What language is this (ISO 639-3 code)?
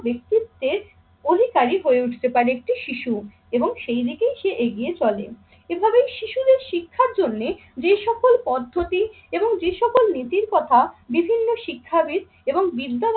ben